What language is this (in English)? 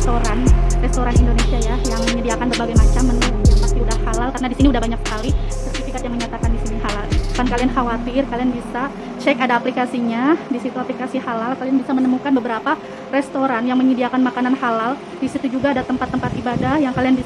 Indonesian